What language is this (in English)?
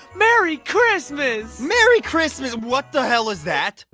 English